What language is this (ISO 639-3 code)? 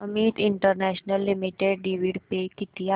mar